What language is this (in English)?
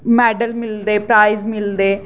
Dogri